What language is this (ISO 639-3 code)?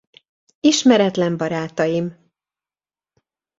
hun